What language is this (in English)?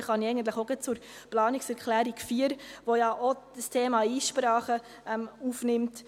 Swiss German